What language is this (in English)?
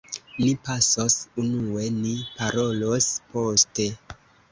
Esperanto